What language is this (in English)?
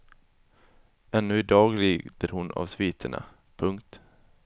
Swedish